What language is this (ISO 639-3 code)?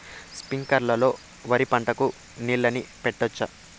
tel